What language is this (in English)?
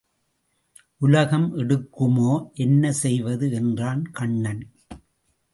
Tamil